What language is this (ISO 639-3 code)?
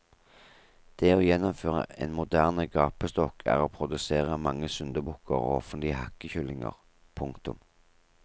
nor